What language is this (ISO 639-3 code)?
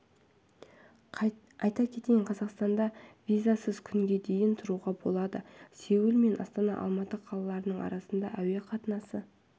kaz